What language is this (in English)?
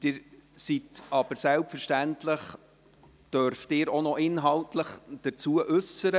Swiss German